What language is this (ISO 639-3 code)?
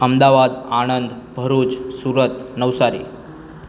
guj